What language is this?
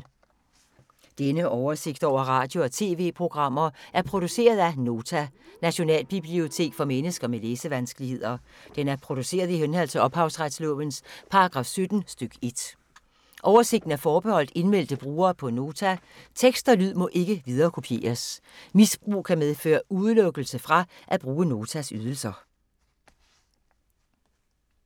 Danish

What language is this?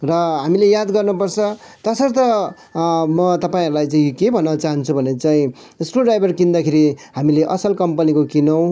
Nepali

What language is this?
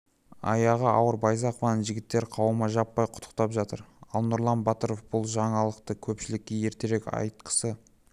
Kazakh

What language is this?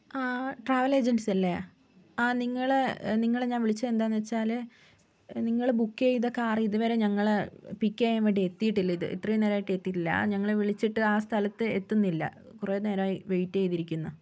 Malayalam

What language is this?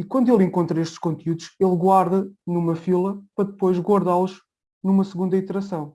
Portuguese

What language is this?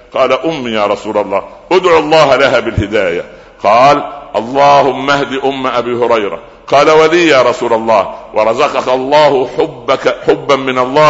Arabic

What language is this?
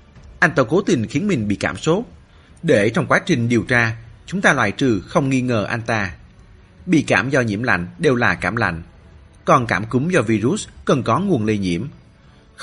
Vietnamese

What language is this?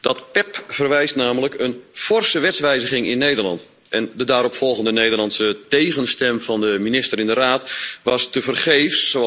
Dutch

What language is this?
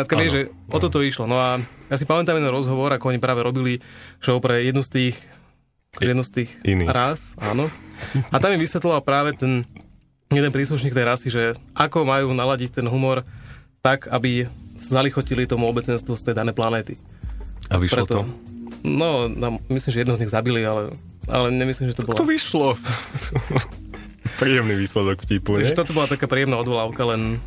Slovak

